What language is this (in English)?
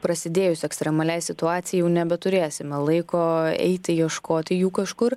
Lithuanian